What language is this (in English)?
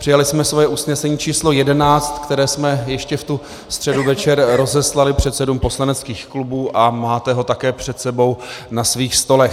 Czech